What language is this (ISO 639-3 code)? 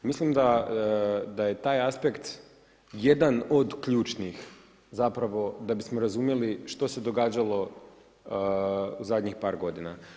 hrv